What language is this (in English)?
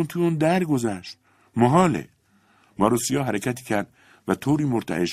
Persian